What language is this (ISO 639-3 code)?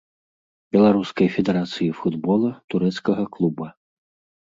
bel